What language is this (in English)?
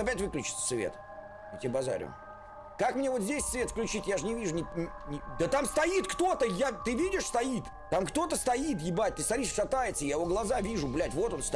Russian